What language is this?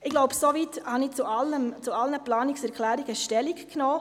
Swiss German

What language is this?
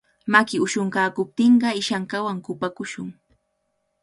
Cajatambo North Lima Quechua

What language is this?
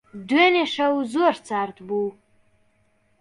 Central Kurdish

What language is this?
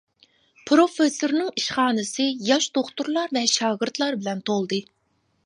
Uyghur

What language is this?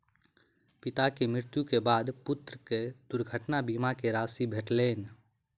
Maithili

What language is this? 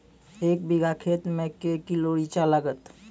Maithili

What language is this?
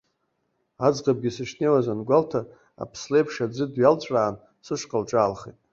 Abkhazian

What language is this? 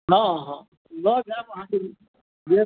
Maithili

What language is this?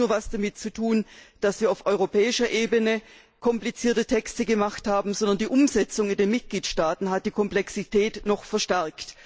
German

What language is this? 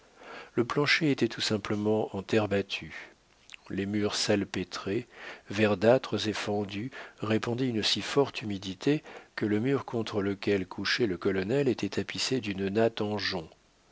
French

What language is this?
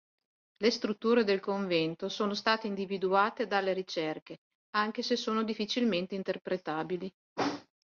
Italian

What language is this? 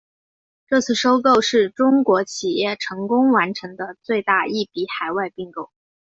Chinese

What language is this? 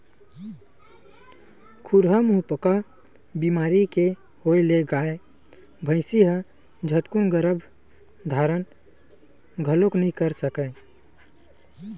Chhattisgarhi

